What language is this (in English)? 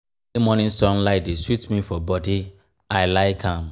Nigerian Pidgin